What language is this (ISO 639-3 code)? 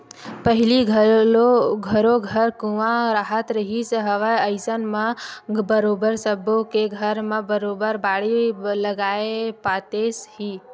hne